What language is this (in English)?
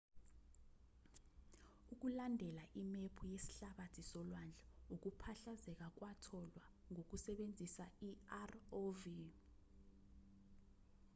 Zulu